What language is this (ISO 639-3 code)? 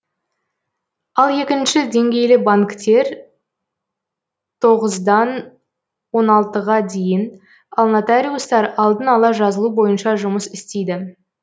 kaz